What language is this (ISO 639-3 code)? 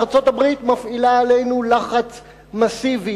heb